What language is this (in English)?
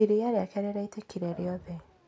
Kikuyu